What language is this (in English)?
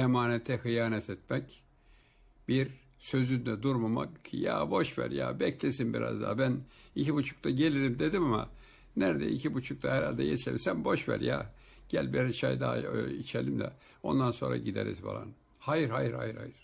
Turkish